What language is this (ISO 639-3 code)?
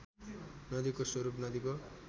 nep